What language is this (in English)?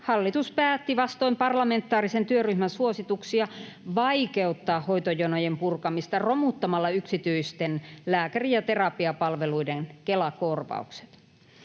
Finnish